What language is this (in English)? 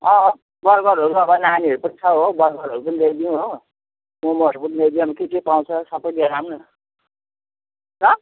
Nepali